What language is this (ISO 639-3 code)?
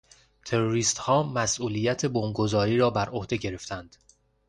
fas